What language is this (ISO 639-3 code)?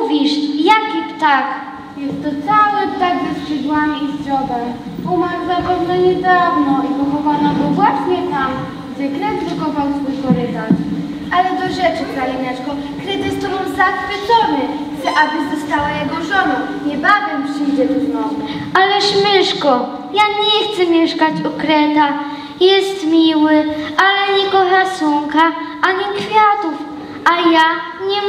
pol